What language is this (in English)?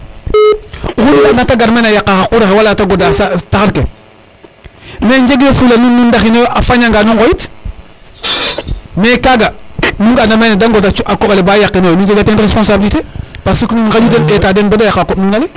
Serer